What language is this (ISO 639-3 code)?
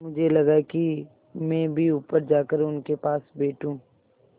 hin